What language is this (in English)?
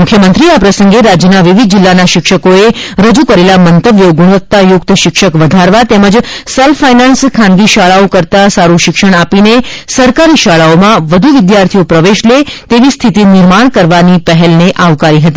Gujarati